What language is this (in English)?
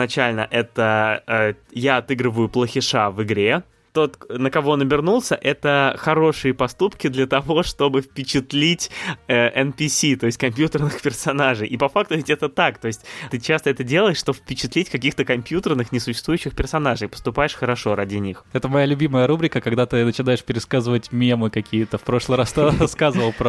Russian